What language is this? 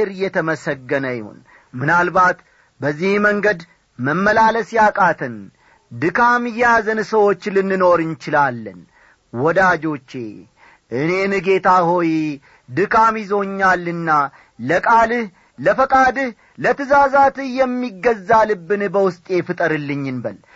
Amharic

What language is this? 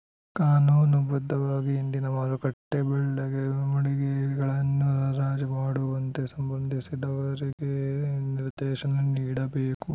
Kannada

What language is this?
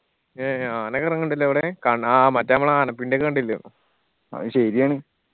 Malayalam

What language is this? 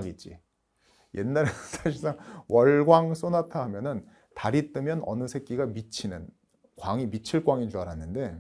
Korean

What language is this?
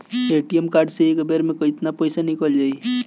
Bhojpuri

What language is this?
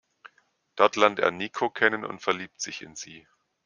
German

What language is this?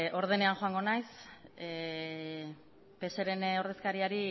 Basque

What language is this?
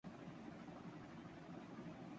Urdu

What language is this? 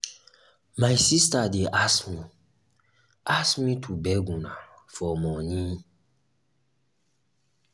Nigerian Pidgin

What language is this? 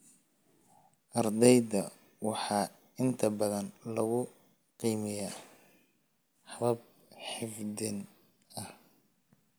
Somali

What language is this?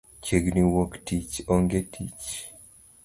Luo (Kenya and Tanzania)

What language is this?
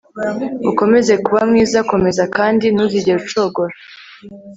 Kinyarwanda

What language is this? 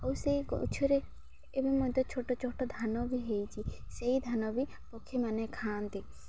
Odia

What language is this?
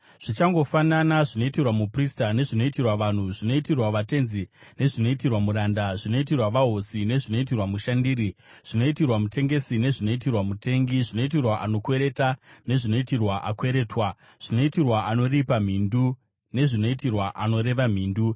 Shona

